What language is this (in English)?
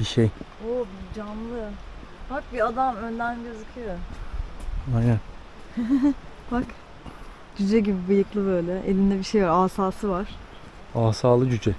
Turkish